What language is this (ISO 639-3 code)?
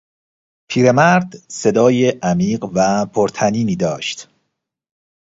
fas